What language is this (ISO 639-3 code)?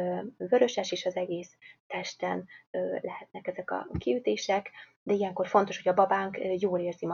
hun